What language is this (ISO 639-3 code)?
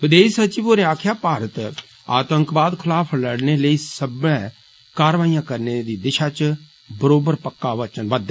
doi